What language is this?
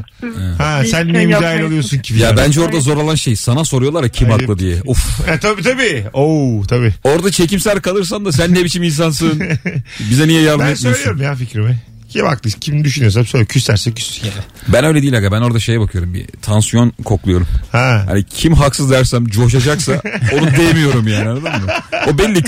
Turkish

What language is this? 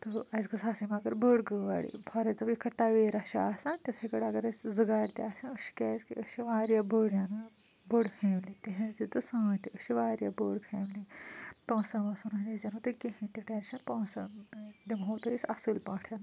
Kashmiri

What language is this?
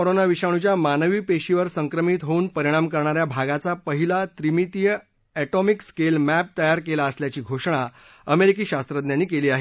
Marathi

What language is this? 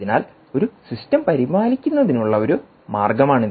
Malayalam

